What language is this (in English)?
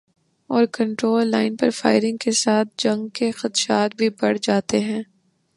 Urdu